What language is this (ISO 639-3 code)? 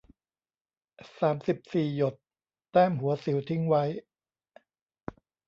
tha